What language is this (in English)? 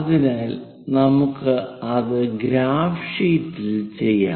Malayalam